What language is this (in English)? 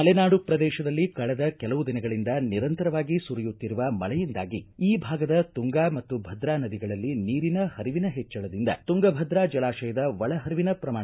Kannada